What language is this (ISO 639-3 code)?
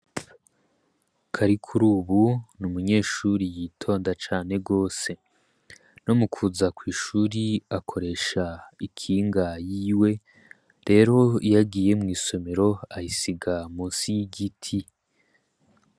run